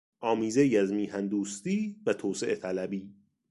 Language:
Persian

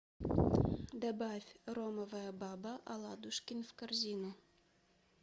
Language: Russian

